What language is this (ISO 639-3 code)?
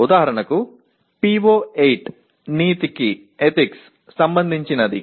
tel